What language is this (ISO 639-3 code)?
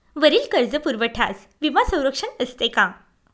mar